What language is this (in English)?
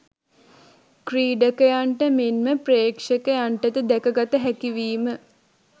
Sinhala